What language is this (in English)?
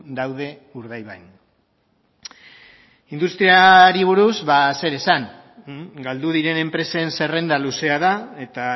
Basque